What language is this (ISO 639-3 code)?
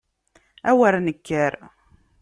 kab